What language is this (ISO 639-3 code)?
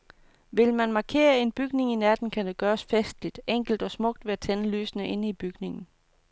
dan